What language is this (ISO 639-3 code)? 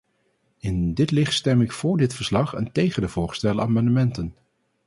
nld